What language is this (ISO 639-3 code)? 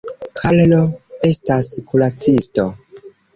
epo